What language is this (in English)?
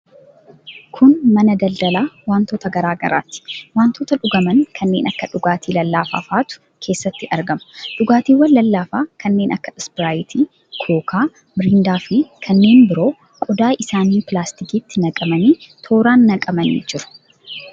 Oromo